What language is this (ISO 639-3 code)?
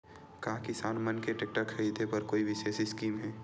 hne